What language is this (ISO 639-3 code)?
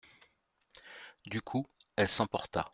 fra